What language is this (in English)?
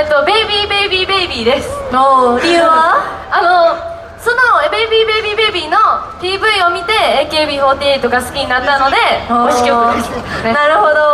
Japanese